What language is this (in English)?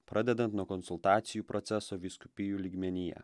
Lithuanian